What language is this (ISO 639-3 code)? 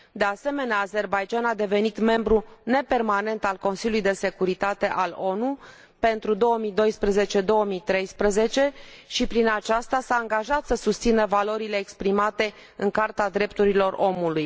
ron